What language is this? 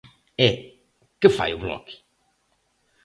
Galician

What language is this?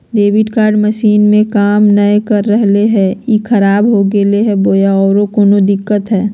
Magahi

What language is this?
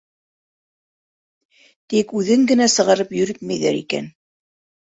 Bashkir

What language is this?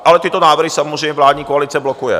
Czech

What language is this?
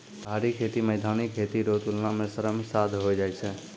Maithili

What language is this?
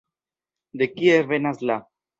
Esperanto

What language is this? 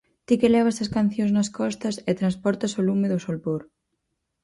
Galician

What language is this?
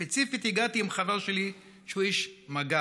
Hebrew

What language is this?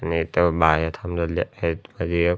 Marathi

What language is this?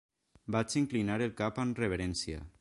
Catalan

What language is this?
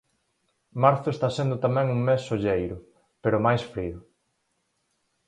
Galician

